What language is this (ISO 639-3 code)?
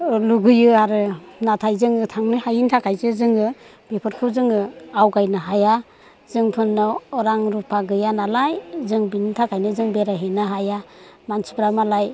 brx